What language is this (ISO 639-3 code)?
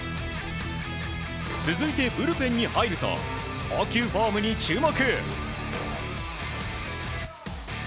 jpn